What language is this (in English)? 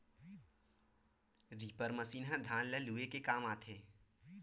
Chhattisgarhi